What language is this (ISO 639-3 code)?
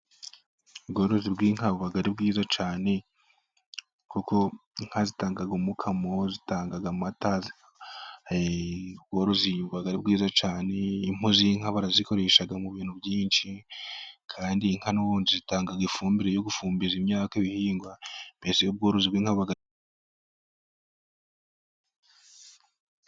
kin